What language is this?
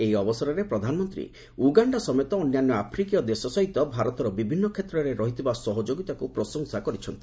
Odia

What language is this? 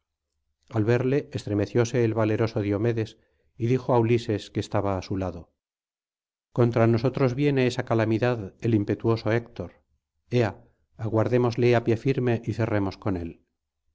Spanish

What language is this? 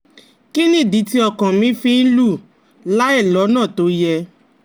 Yoruba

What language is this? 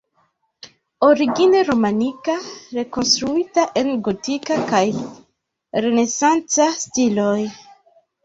Esperanto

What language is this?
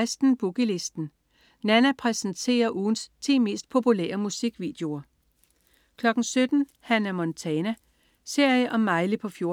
Danish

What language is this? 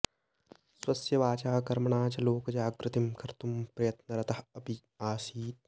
Sanskrit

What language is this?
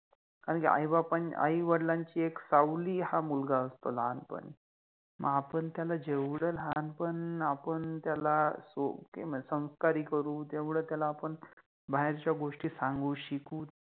Marathi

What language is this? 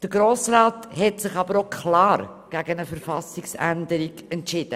Swiss German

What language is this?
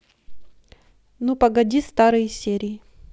Russian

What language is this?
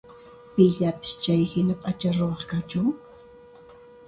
Puno Quechua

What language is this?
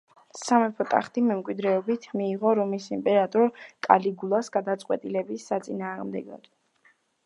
Georgian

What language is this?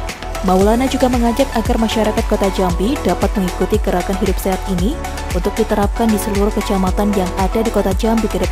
Indonesian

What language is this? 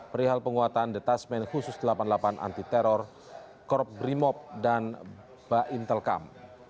Indonesian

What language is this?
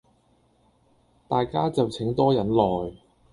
Cantonese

